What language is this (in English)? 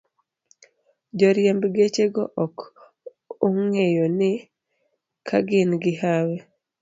Luo (Kenya and Tanzania)